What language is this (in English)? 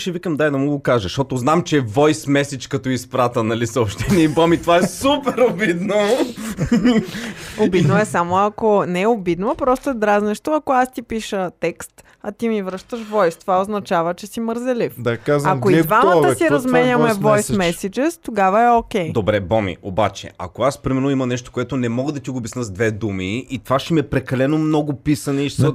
Bulgarian